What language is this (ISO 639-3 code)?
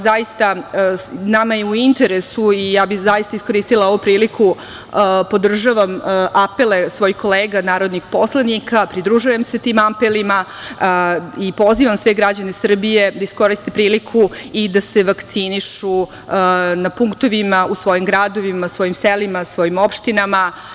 srp